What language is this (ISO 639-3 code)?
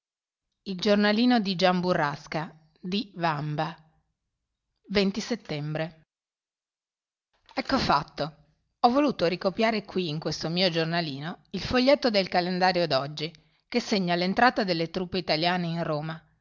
ita